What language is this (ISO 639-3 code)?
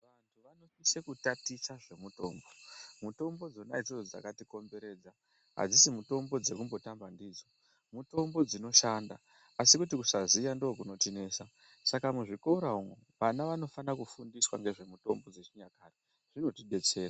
ndc